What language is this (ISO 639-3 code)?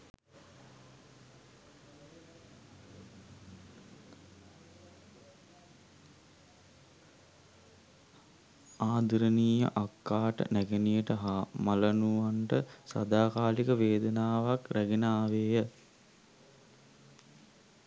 sin